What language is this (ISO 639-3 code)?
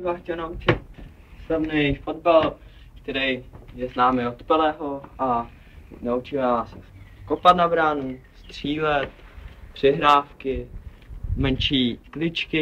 ces